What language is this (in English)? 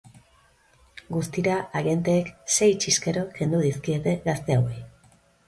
Basque